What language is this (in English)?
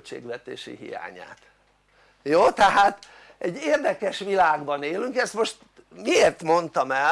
Hungarian